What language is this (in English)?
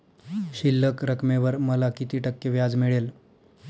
Marathi